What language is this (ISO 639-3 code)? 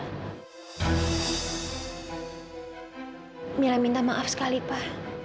ind